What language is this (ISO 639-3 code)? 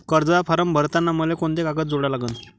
mar